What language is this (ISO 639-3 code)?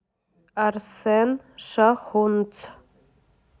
rus